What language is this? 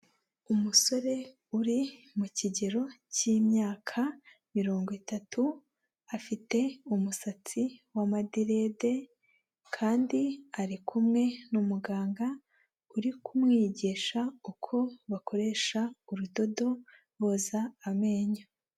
Kinyarwanda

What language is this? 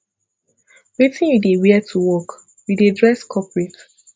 Nigerian Pidgin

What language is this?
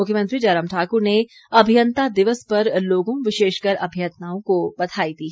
Hindi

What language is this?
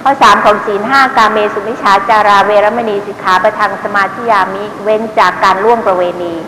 Thai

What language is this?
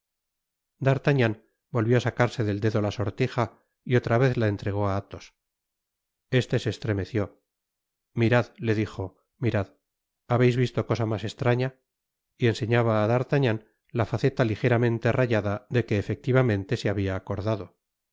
Spanish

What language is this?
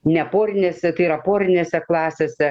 Lithuanian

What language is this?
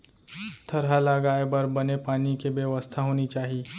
Chhattisgarhi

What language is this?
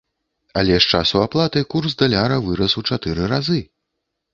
Belarusian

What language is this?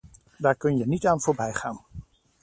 Dutch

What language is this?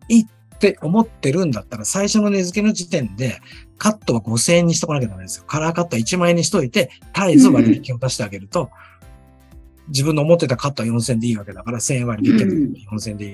Japanese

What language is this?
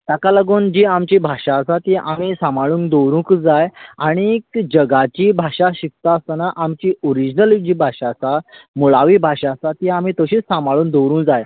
Konkani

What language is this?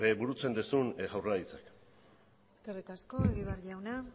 Basque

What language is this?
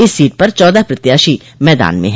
Hindi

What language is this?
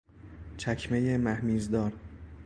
Persian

